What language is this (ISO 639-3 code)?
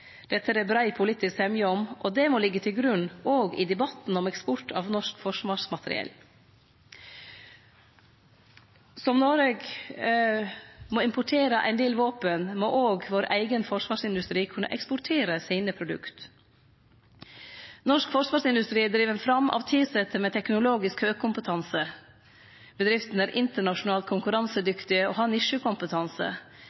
nno